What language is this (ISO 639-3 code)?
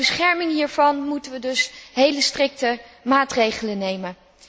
nld